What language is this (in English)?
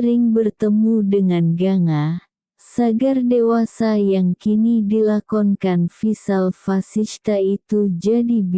Indonesian